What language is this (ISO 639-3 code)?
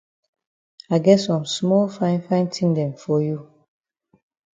wes